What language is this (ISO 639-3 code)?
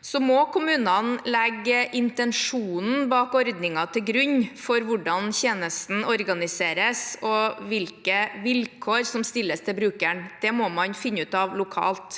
nor